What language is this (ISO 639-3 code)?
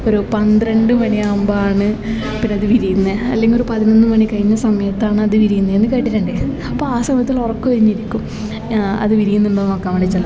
mal